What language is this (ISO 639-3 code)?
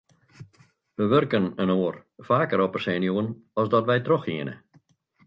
fry